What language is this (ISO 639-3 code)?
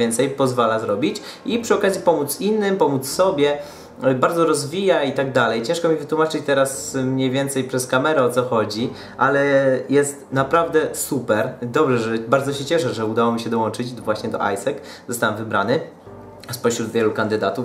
pol